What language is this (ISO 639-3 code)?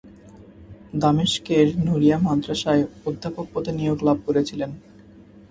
ben